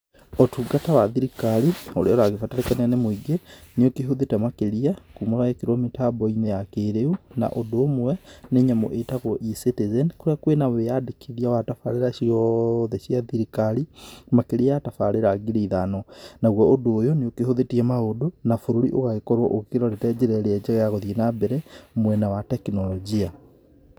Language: Kikuyu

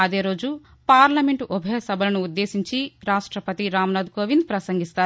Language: Telugu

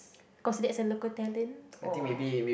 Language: English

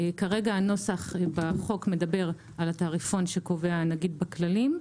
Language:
Hebrew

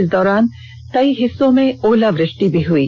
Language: Hindi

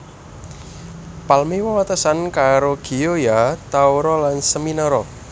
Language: Javanese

